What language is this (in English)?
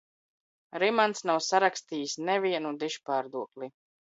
Latvian